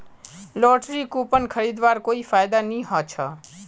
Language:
Magahi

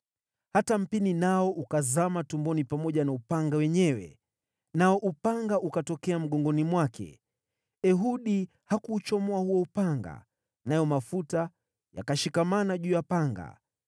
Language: Swahili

